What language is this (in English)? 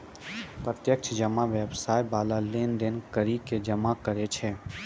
Maithili